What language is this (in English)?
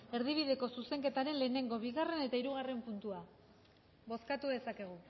Basque